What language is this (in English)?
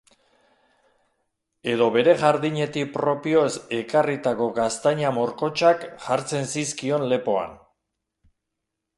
Basque